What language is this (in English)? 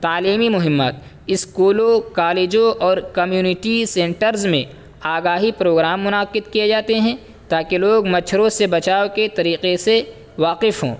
Urdu